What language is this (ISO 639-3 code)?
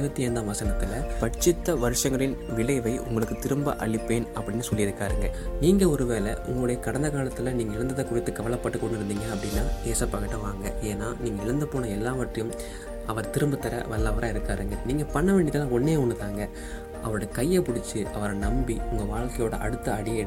tam